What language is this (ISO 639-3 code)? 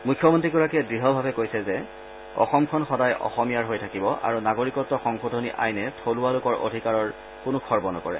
asm